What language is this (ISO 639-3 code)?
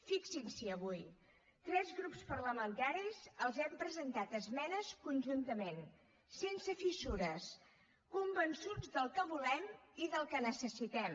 cat